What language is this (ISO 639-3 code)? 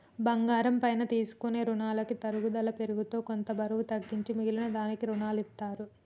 tel